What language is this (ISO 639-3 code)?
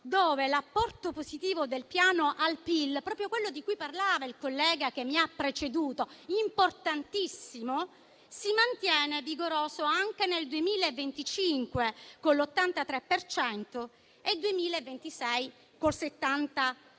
ita